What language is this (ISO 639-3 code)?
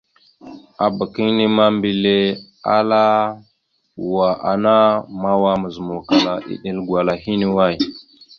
mxu